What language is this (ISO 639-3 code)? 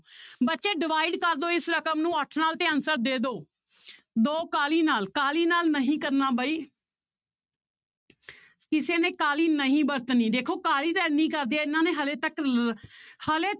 pan